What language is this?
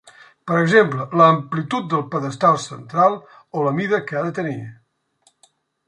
Catalan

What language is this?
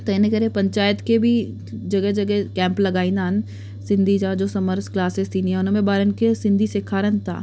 Sindhi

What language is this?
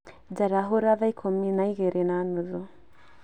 Kikuyu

